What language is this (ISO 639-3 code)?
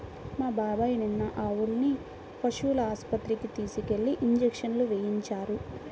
tel